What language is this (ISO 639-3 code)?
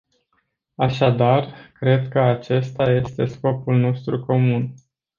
ron